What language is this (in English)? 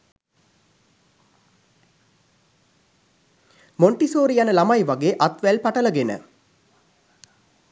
Sinhala